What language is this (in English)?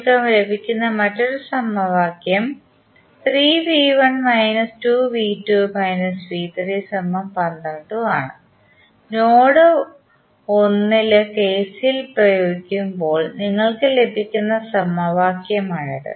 Malayalam